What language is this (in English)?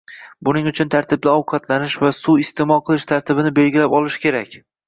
Uzbek